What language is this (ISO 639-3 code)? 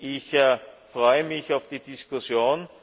deu